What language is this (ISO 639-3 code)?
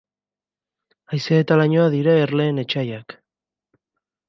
eus